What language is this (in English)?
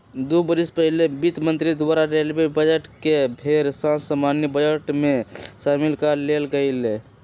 Magahi